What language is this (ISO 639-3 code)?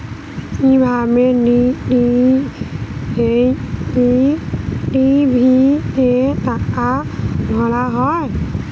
ben